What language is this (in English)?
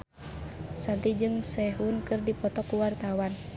Sundanese